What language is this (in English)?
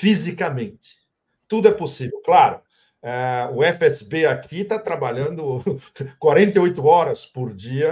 Portuguese